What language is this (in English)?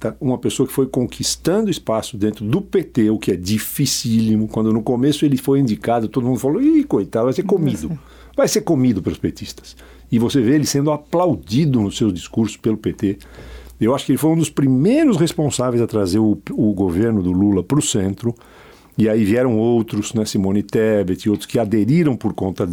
Portuguese